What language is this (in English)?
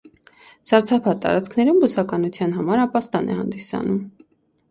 Armenian